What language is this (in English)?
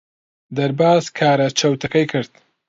Central Kurdish